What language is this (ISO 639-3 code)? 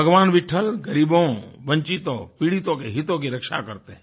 hin